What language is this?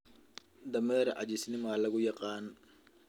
Somali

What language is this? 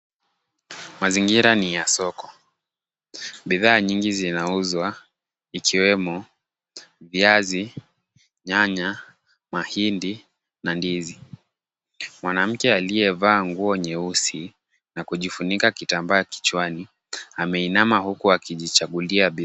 Swahili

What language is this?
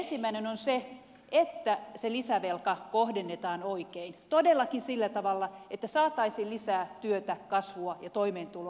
Finnish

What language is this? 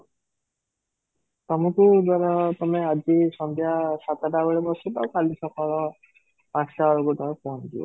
Odia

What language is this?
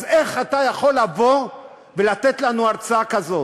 Hebrew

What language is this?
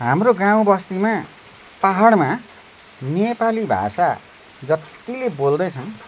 Nepali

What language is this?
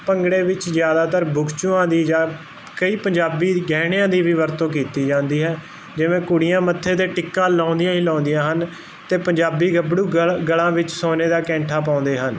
Punjabi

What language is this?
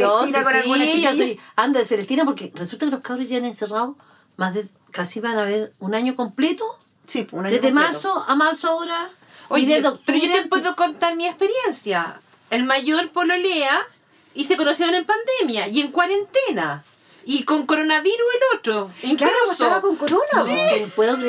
Spanish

